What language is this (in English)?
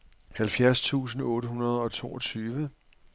Danish